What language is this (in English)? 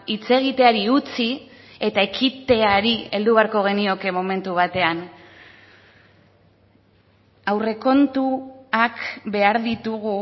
Basque